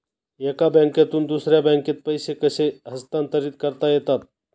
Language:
Marathi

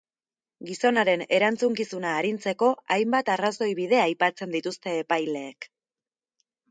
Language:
Basque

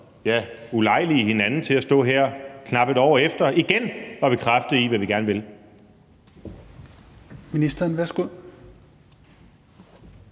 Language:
Danish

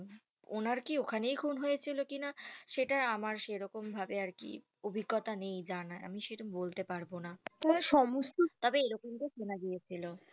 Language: Bangla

